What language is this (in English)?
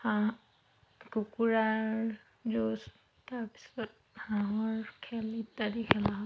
Assamese